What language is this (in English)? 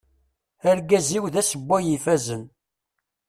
Kabyle